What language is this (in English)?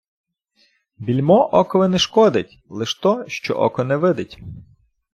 Ukrainian